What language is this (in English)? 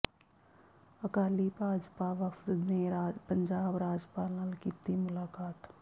Punjabi